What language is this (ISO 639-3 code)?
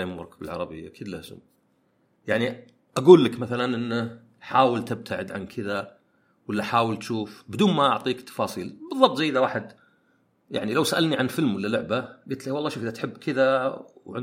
ara